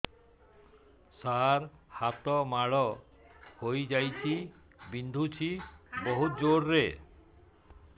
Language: Odia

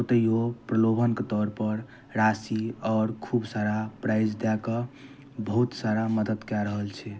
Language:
Maithili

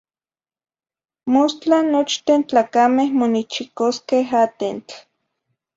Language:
Zacatlán-Ahuacatlán-Tepetzintla Nahuatl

